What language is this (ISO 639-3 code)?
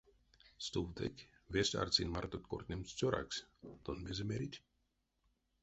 myv